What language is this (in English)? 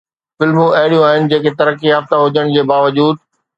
Sindhi